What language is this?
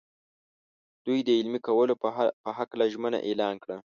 Pashto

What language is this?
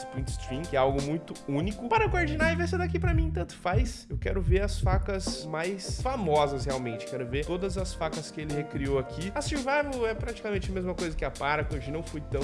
Portuguese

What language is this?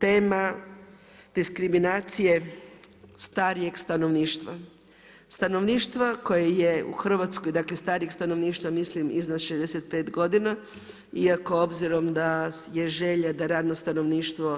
Croatian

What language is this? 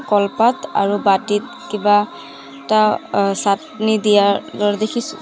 Assamese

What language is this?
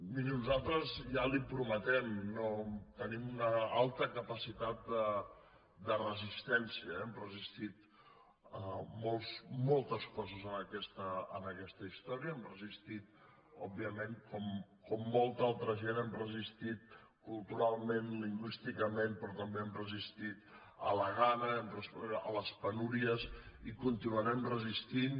Catalan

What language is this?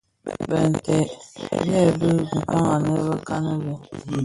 Bafia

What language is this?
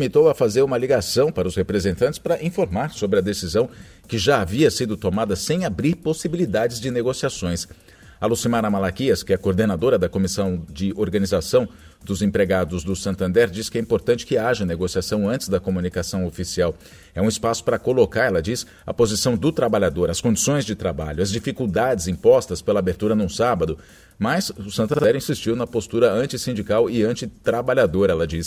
Portuguese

